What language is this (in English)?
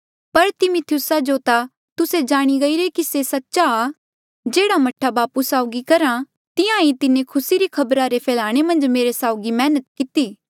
Mandeali